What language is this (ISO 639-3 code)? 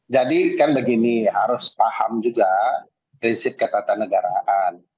ind